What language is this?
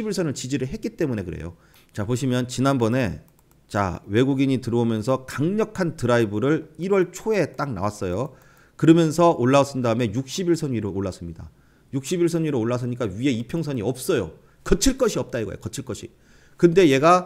Korean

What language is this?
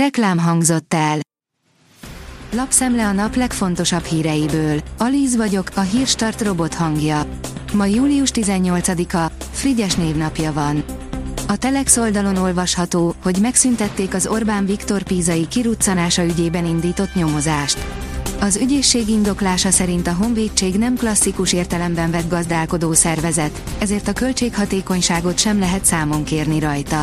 Hungarian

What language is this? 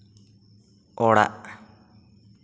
Santali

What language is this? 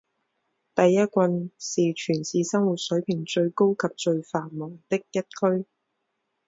Chinese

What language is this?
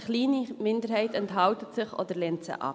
Swiss German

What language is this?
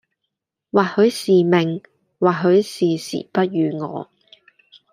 Cantonese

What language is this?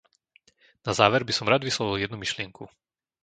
Slovak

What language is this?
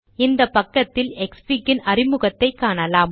Tamil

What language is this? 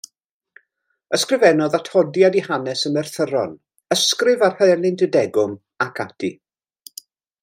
Welsh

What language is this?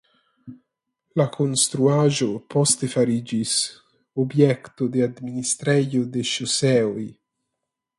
Esperanto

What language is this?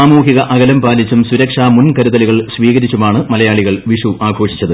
Malayalam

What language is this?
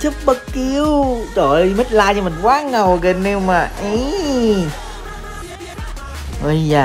Vietnamese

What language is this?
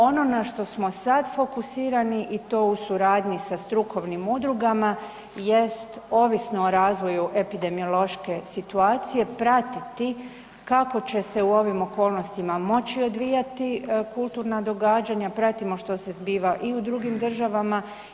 Croatian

